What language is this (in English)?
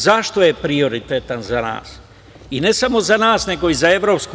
Serbian